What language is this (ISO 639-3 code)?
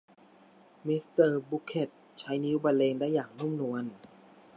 tha